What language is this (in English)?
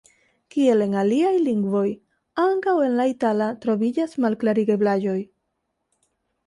Esperanto